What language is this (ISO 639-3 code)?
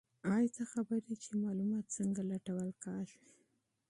pus